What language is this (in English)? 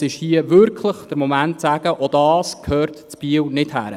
Swiss German